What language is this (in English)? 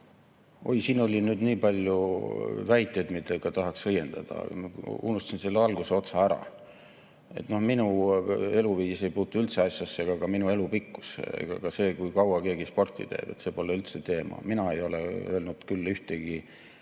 Estonian